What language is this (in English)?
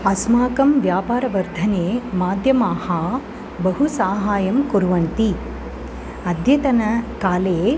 Sanskrit